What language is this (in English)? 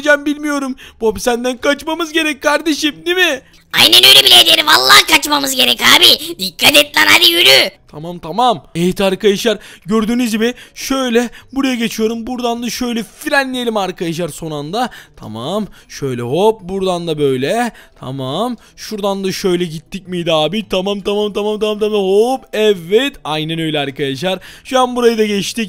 Turkish